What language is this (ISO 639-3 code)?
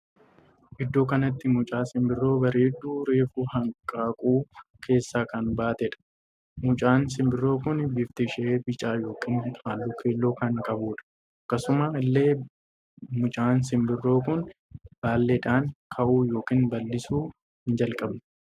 orm